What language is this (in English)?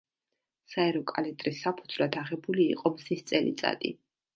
Georgian